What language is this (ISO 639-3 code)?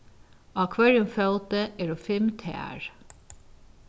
fao